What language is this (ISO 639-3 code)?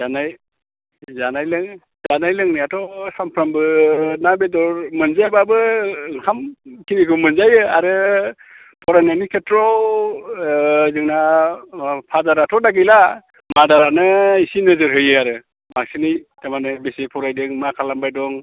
brx